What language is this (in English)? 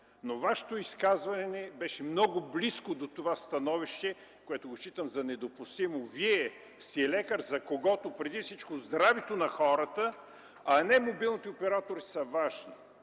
Bulgarian